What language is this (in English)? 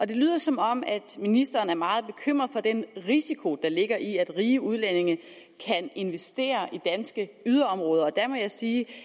Danish